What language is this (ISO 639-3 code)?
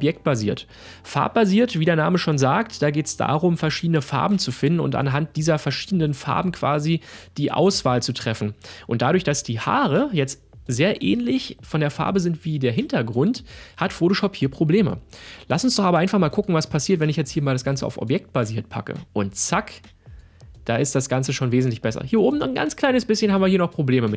deu